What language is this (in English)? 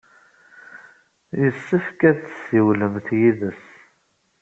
Kabyle